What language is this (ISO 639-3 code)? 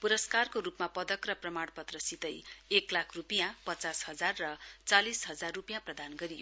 nep